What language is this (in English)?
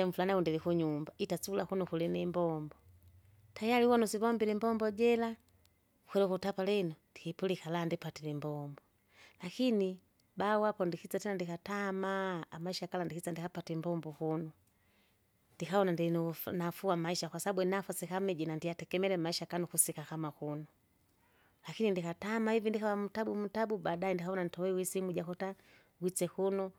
Kinga